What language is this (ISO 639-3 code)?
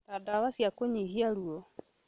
kik